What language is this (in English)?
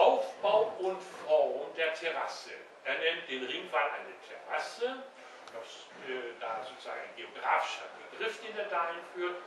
German